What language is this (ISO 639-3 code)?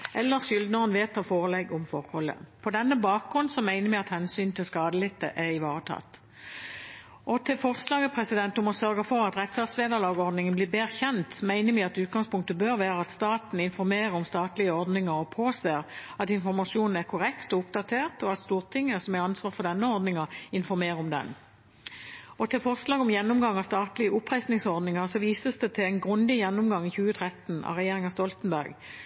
nob